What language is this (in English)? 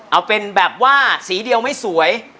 Thai